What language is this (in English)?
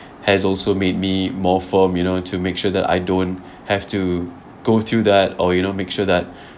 English